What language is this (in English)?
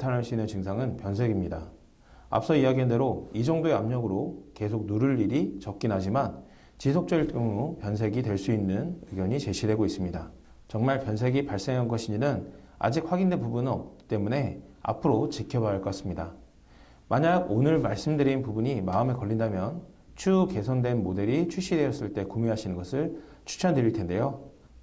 Korean